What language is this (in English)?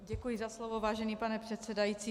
Czech